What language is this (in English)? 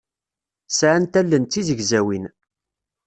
Kabyle